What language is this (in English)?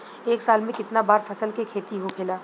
Bhojpuri